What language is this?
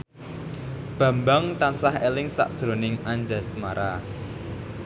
Javanese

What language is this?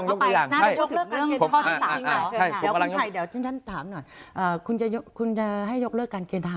Thai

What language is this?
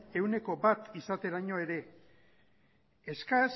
Basque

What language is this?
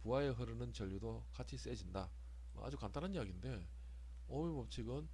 Korean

